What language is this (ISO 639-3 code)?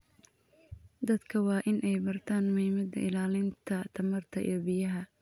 som